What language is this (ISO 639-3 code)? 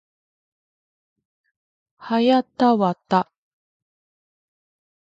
jpn